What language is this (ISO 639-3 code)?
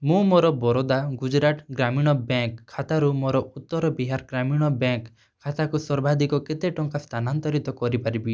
ori